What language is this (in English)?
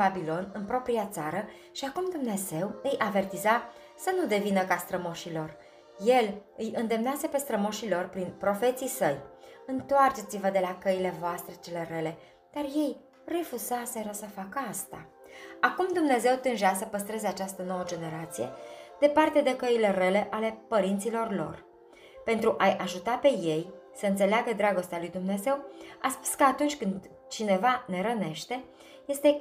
Romanian